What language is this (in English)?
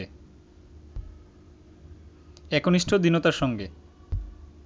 Bangla